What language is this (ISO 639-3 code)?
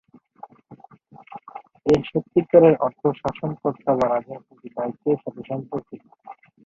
ben